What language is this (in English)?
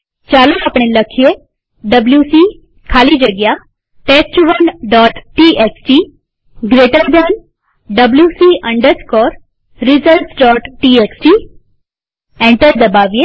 Gujarati